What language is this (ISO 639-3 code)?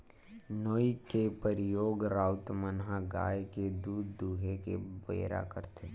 hne